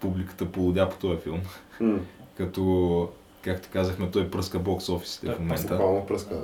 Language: Bulgarian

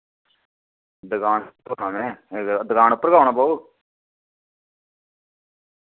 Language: Dogri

